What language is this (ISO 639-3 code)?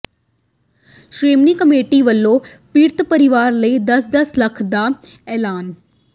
pan